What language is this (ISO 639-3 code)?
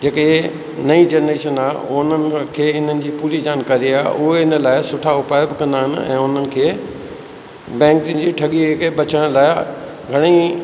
snd